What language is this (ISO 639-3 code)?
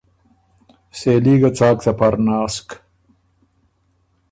oru